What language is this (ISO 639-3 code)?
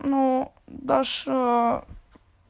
rus